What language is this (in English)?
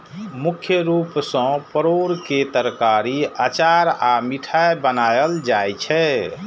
Maithili